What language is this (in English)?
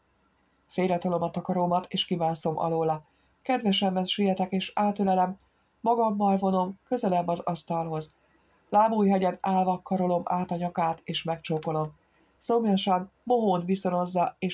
Hungarian